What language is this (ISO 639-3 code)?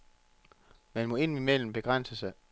dan